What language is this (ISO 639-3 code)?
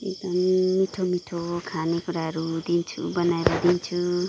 nep